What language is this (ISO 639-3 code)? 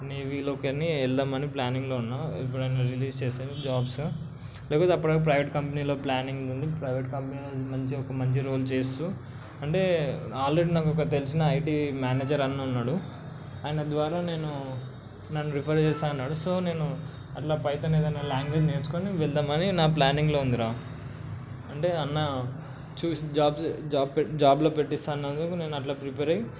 tel